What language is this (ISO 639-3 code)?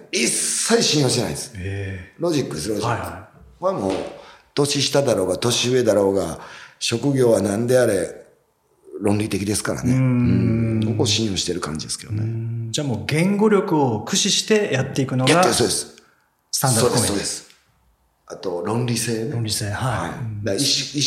jpn